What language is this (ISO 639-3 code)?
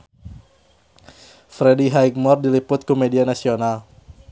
sun